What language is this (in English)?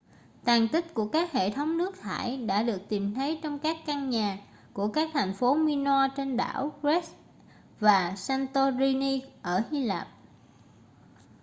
Vietnamese